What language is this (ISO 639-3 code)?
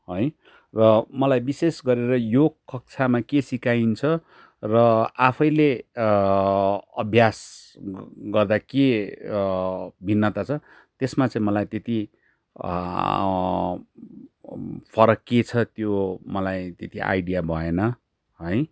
nep